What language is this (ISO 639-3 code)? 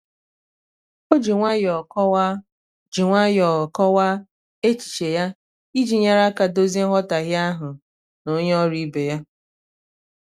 ibo